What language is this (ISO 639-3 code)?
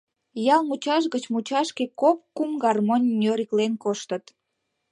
chm